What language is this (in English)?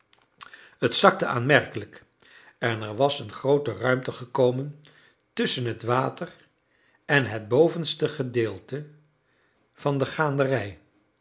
Dutch